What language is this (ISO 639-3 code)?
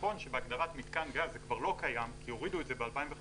heb